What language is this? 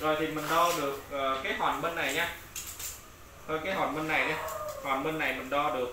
Vietnamese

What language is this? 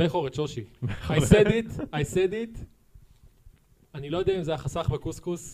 Hebrew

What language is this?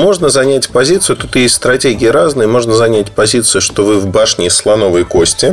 Russian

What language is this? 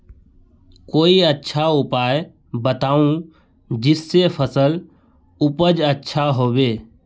Magahi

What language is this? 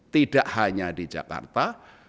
Indonesian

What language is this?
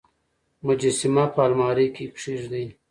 Pashto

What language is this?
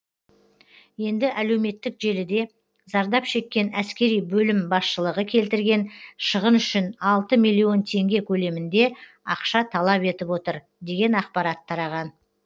Kazakh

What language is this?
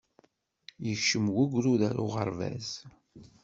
Kabyle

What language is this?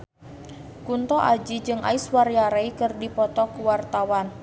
Sundanese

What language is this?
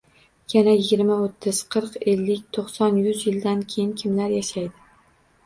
Uzbek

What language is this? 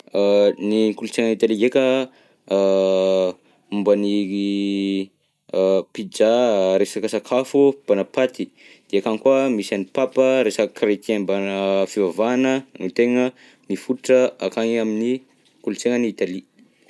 Southern Betsimisaraka Malagasy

